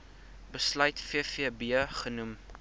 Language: Afrikaans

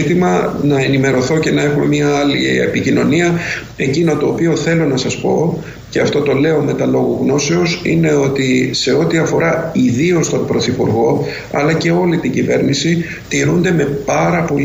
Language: Greek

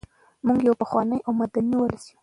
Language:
Pashto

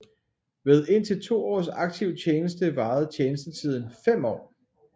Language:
Danish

